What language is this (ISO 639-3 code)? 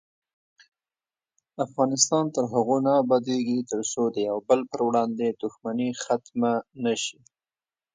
pus